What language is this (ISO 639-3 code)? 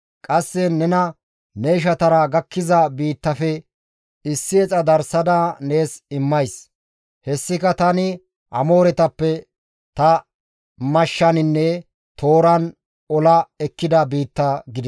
gmv